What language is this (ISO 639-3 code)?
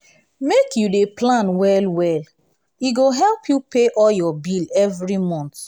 pcm